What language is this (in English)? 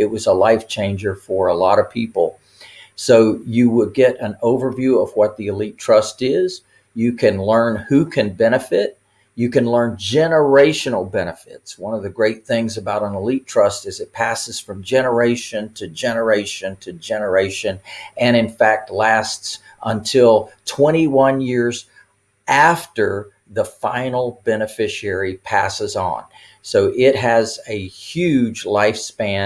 English